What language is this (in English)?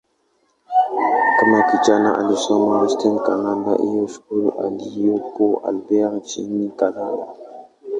Swahili